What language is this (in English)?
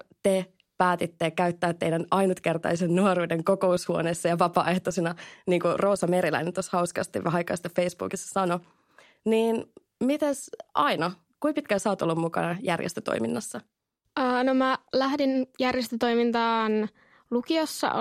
Finnish